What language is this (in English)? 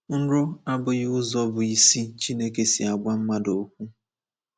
Igbo